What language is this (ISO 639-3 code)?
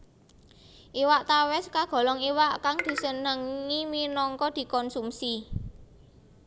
jav